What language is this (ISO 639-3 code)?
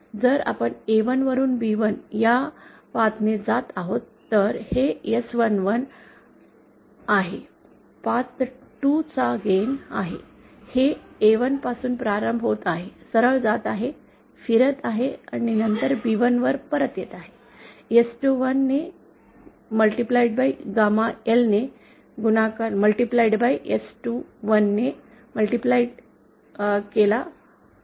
mar